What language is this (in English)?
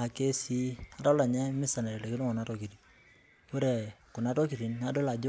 Masai